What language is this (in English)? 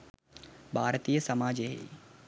Sinhala